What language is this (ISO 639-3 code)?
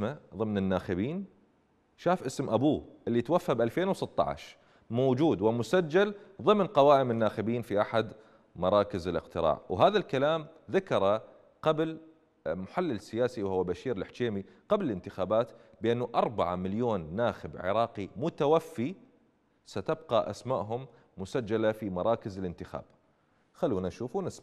ara